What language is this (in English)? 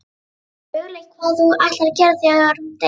Icelandic